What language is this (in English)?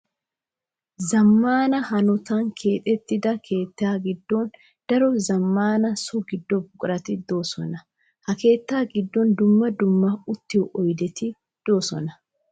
Wolaytta